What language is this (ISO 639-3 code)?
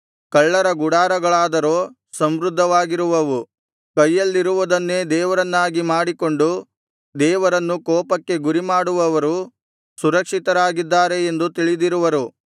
kan